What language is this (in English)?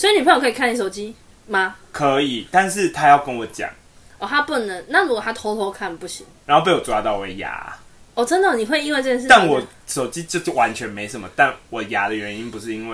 Chinese